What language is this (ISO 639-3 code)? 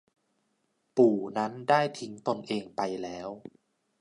tha